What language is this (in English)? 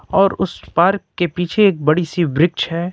Hindi